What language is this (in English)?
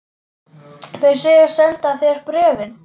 Icelandic